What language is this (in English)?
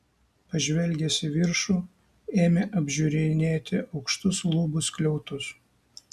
Lithuanian